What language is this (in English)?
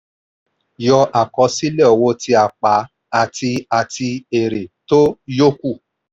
Yoruba